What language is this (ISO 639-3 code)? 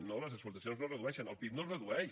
cat